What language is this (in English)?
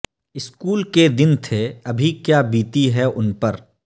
Urdu